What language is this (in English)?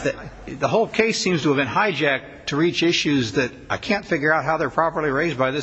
English